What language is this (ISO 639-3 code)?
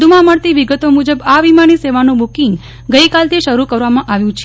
guj